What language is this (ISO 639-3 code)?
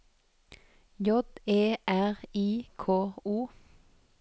nor